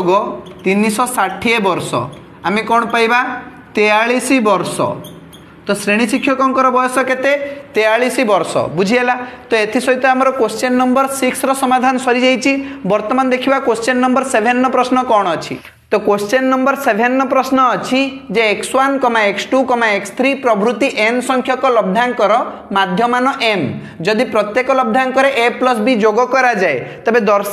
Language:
Hindi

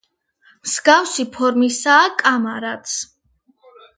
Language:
Georgian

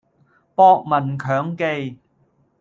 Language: Cantonese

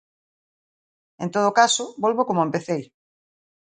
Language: Galician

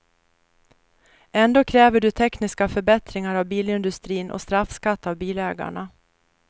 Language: Swedish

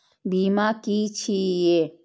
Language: Maithili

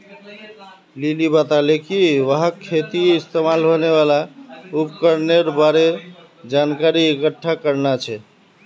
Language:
Magahi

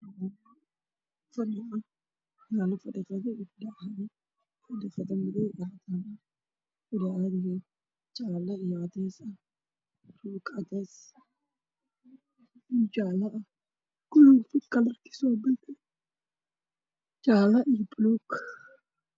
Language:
Somali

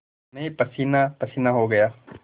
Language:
Hindi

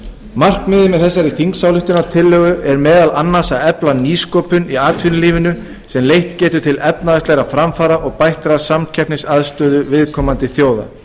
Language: Icelandic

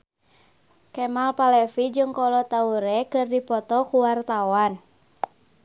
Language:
Sundanese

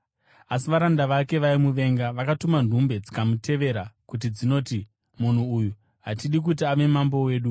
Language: Shona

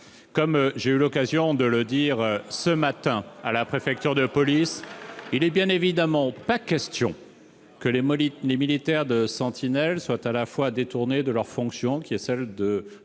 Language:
French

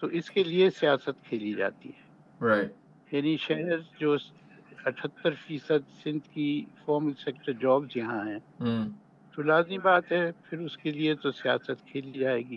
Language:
Urdu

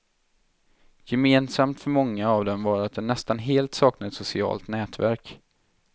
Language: Swedish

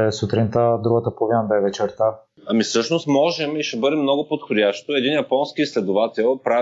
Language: Bulgarian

